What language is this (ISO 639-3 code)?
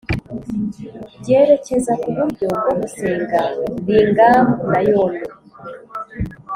kin